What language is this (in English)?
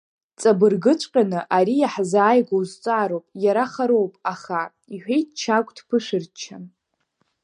Abkhazian